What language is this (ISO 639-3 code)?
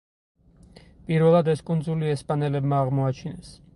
kat